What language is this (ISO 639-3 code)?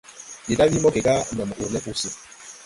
tui